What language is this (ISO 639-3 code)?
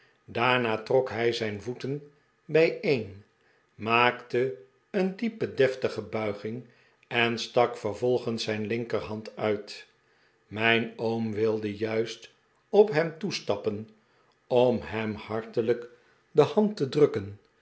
nld